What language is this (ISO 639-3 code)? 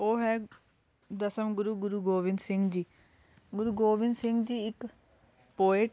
pan